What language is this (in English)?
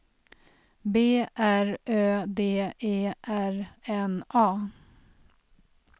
Swedish